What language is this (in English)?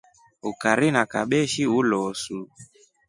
Rombo